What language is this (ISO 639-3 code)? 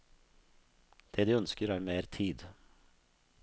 nor